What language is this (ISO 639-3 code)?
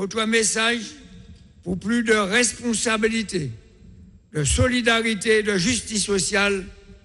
fra